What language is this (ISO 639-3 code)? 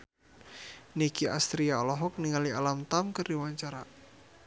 sun